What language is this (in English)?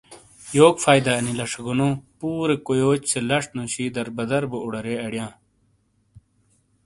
Shina